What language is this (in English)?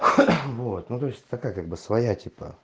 Russian